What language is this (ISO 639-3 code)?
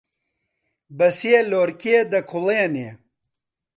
ckb